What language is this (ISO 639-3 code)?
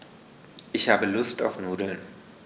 deu